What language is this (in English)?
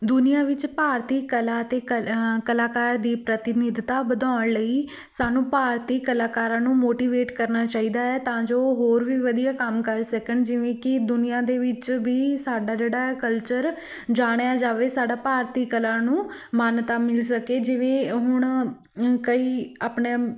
Punjabi